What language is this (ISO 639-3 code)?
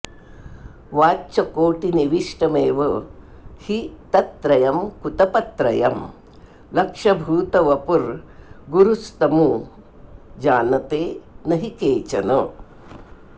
san